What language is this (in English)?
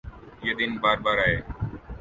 Urdu